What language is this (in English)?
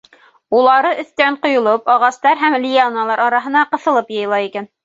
Bashkir